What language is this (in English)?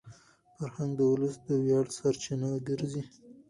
Pashto